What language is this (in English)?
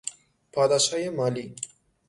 Persian